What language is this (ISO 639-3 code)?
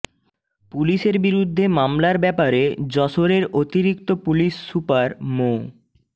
ben